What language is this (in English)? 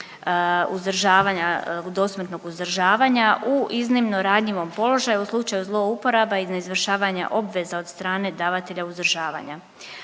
Croatian